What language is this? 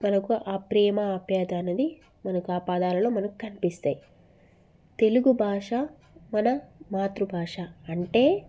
Telugu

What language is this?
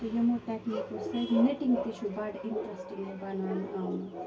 Kashmiri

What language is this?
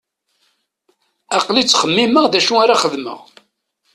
Kabyle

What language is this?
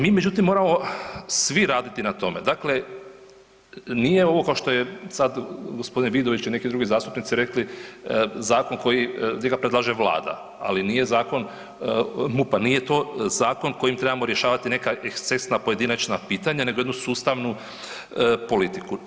Croatian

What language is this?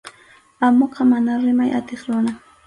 Arequipa-La Unión Quechua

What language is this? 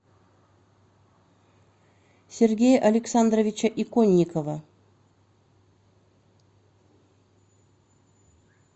Russian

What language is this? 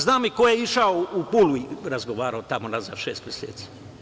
Serbian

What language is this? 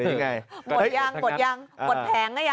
Thai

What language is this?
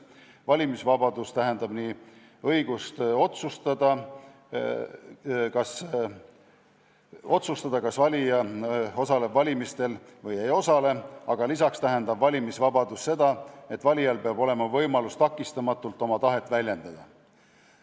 Estonian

